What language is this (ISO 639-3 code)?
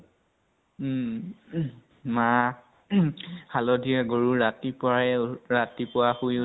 asm